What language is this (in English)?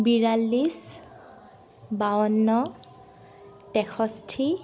Assamese